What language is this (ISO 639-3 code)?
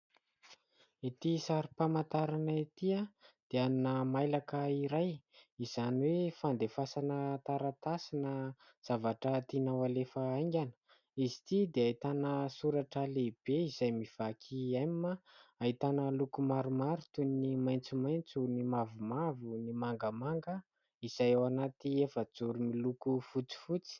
mlg